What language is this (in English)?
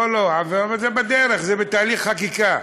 Hebrew